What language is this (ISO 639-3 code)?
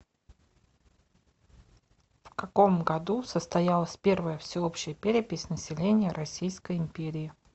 rus